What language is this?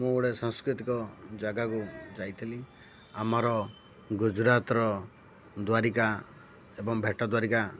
Odia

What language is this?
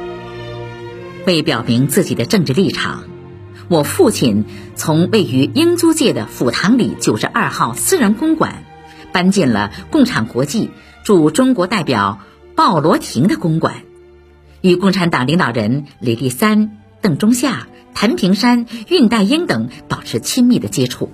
Chinese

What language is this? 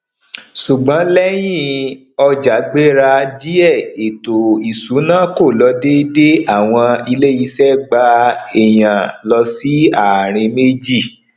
Yoruba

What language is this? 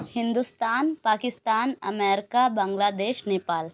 Urdu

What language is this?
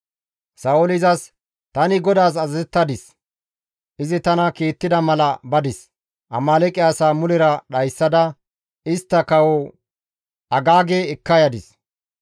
Gamo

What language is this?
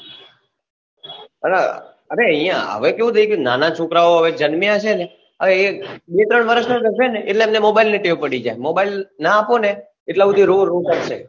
Gujarati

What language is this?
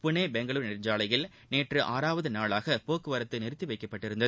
Tamil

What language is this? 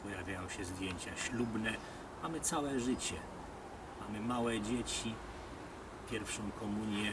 Polish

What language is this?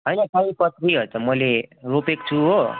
Nepali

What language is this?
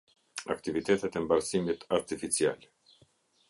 Albanian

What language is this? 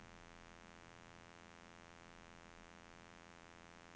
Norwegian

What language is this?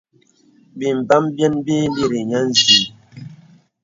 Bebele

